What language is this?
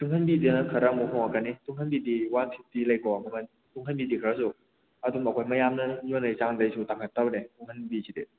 Manipuri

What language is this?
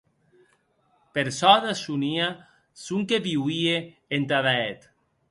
Occitan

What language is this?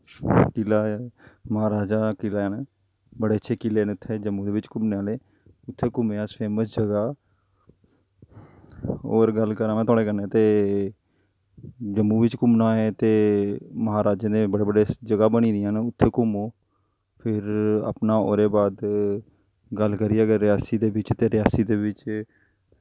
Dogri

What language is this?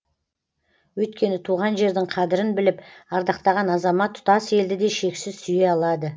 Kazakh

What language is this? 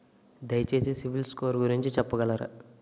Telugu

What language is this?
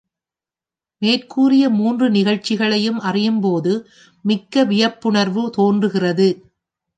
Tamil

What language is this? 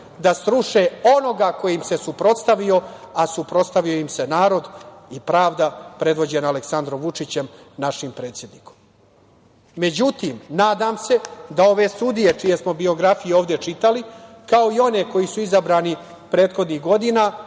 Serbian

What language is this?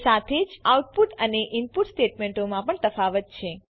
Gujarati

